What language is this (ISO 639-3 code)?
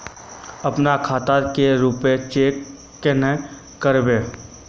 mag